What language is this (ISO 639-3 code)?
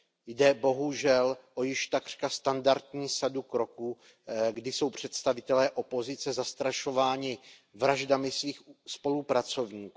ces